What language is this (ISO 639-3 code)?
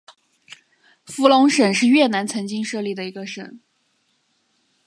zho